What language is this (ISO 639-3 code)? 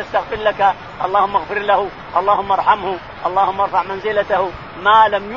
ara